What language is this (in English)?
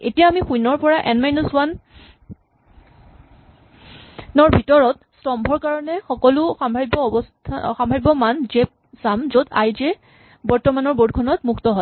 Assamese